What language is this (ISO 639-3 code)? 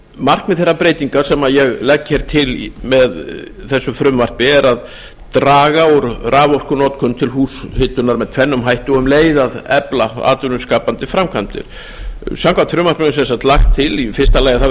isl